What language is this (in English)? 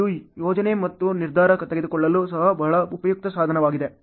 Kannada